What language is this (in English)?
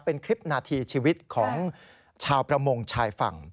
Thai